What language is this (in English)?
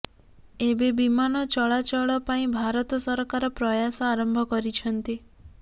Odia